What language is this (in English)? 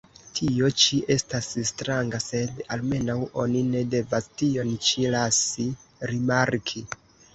Esperanto